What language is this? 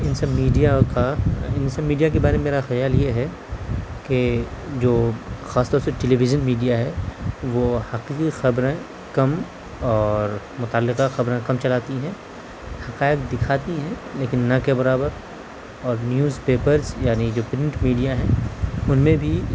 Urdu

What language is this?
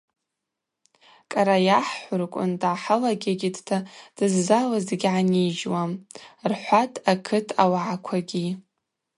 Abaza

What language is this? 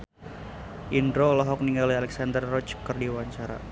Sundanese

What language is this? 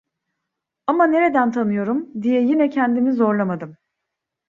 Turkish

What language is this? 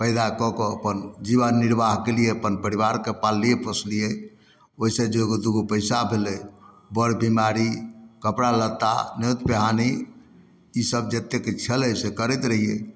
Maithili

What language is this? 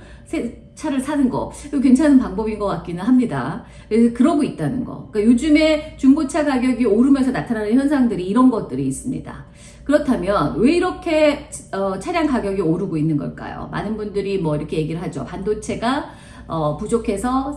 Korean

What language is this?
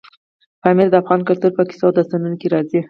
Pashto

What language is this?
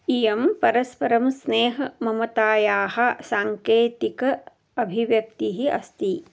Sanskrit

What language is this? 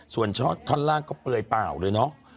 Thai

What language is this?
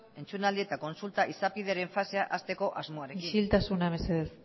Basque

